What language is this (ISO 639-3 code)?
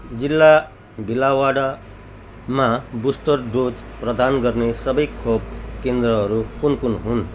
nep